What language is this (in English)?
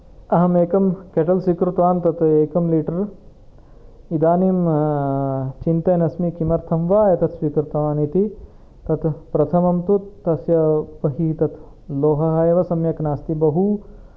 Sanskrit